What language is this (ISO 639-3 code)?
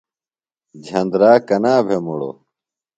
phl